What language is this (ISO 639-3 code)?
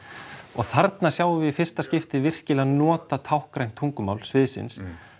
isl